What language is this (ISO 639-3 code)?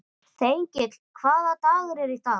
isl